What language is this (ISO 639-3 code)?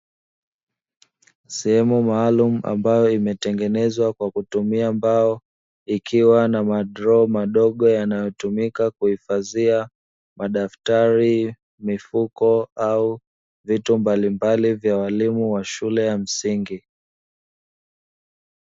swa